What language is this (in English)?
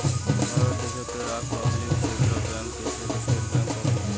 Bangla